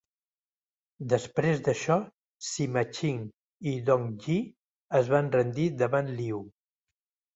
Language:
Catalan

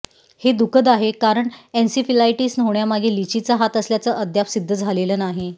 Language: Marathi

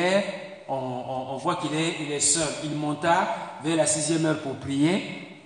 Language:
French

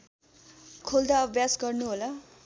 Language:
Nepali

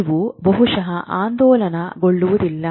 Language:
Kannada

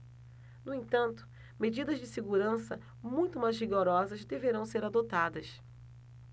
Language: Portuguese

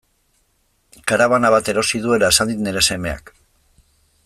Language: Basque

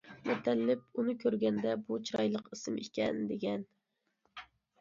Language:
Uyghur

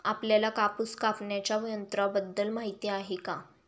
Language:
Marathi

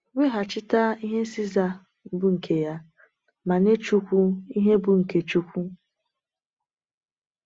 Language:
Igbo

